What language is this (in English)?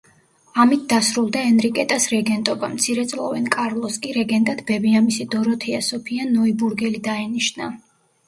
Georgian